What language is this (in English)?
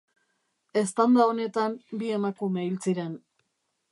Basque